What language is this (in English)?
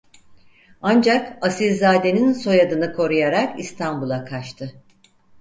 Turkish